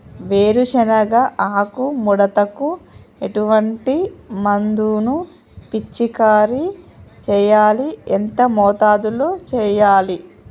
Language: Telugu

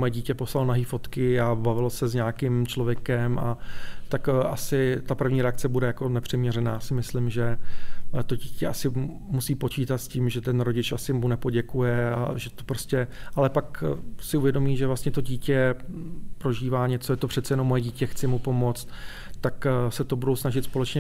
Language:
Czech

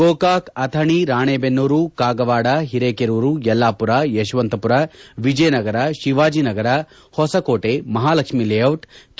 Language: Kannada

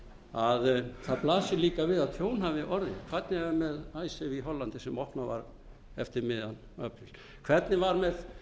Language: Icelandic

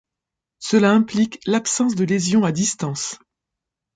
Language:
French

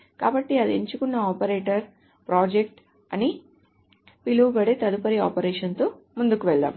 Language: Telugu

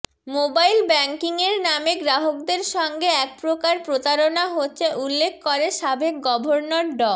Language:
Bangla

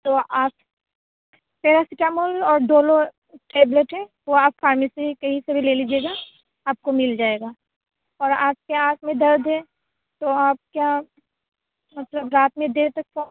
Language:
Urdu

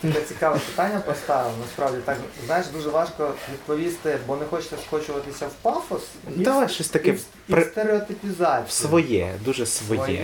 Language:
Ukrainian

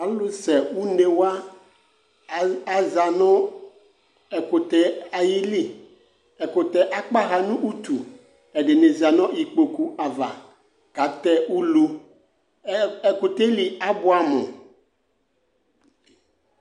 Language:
Ikposo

